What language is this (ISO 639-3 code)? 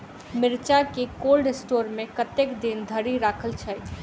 mai